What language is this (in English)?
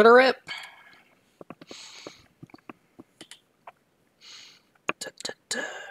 English